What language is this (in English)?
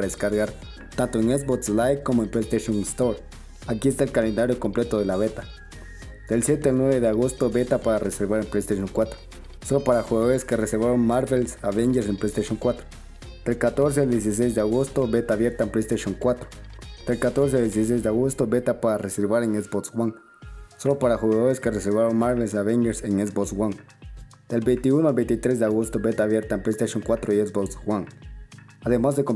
Spanish